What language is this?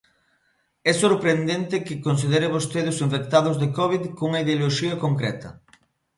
Galician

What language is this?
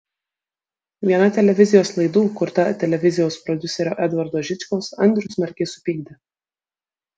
Lithuanian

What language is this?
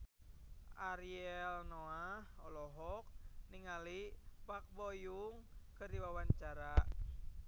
Sundanese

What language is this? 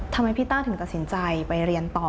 Thai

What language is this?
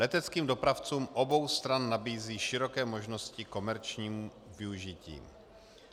Czech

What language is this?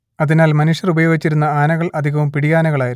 Malayalam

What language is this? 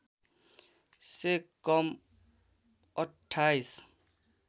Nepali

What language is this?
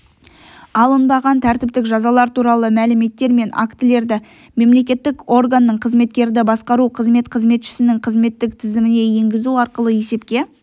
Kazakh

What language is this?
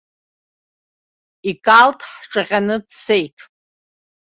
Abkhazian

